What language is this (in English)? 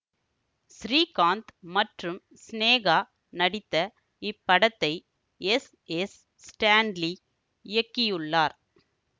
Tamil